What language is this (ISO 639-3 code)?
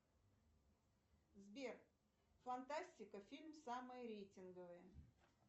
rus